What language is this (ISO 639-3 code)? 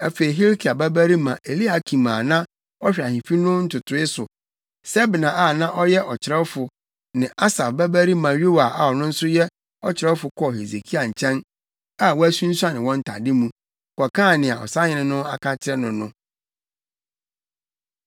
aka